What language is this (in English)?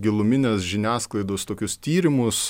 Lithuanian